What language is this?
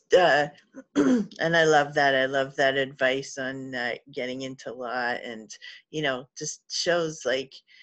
English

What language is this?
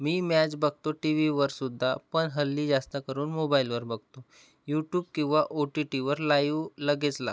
Marathi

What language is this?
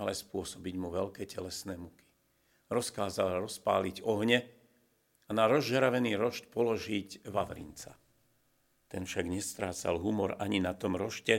Slovak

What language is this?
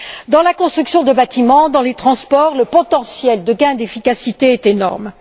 French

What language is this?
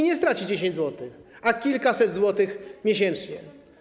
Polish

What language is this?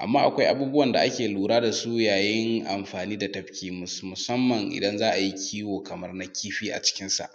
Hausa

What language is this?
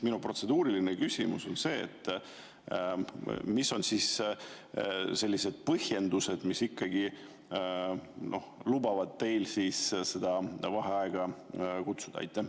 Estonian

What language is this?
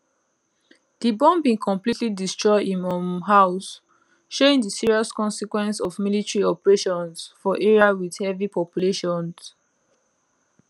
Nigerian Pidgin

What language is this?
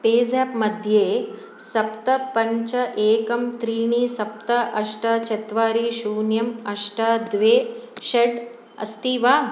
Sanskrit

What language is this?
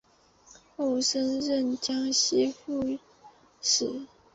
Chinese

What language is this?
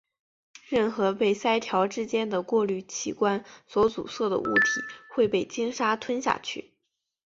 Chinese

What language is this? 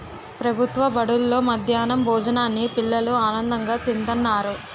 Telugu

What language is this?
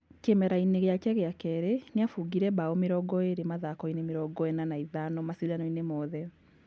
Kikuyu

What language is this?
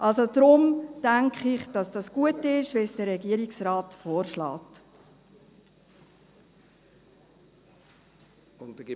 Swiss German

